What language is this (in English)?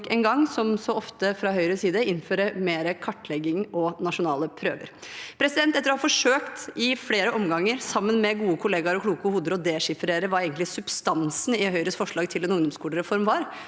Norwegian